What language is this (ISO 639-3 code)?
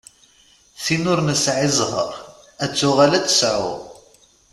kab